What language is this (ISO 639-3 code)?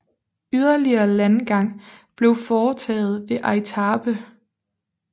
dan